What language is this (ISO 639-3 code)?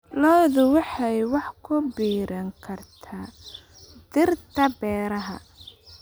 som